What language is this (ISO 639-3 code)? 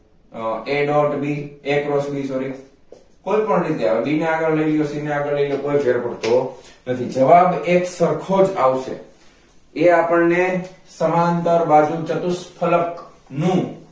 guj